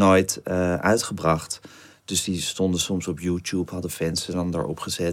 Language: Dutch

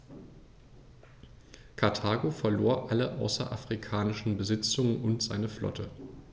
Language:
German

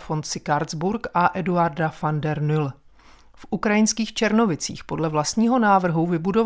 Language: Czech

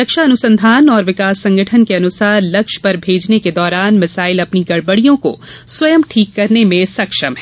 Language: Hindi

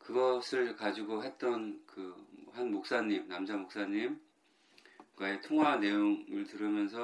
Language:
Korean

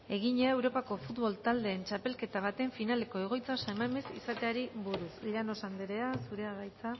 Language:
Basque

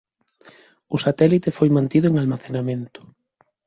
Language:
Galician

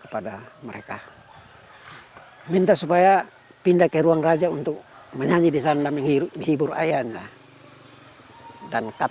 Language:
Indonesian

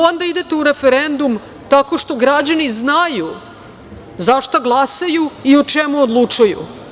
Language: Serbian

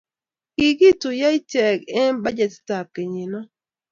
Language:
Kalenjin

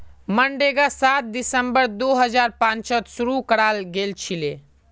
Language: Magahi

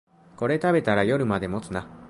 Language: Japanese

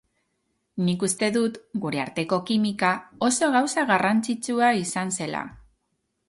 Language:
Basque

